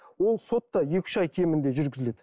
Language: Kazakh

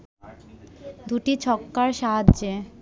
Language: Bangla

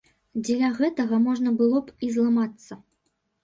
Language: Belarusian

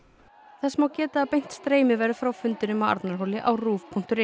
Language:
Icelandic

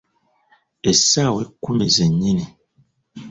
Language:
Ganda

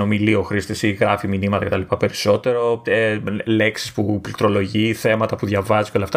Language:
Greek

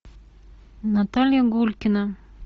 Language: Russian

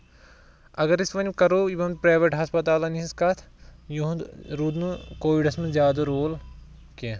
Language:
Kashmiri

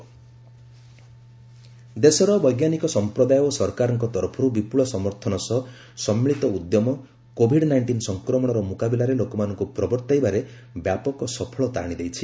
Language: Odia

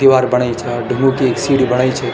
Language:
Garhwali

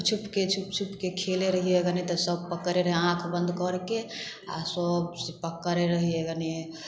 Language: Maithili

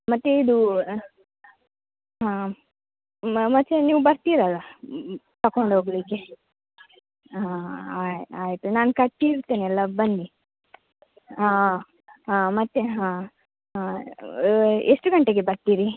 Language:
Kannada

